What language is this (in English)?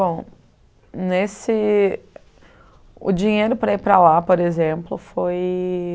Portuguese